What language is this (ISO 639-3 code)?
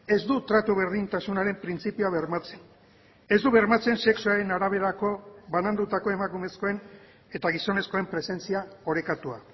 eus